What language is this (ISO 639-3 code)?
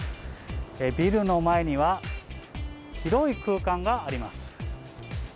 jpn